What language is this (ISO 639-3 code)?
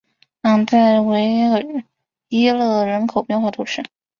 zho